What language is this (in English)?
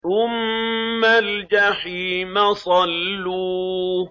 Arabic